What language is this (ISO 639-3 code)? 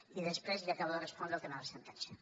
cat